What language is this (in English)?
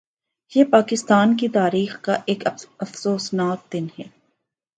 Urdu